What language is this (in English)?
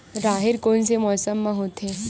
Chhattisgarhi